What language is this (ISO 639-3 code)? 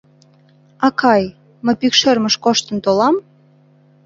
chm